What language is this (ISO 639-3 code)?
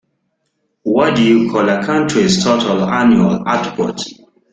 eng